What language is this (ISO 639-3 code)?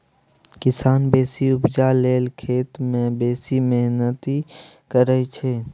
mai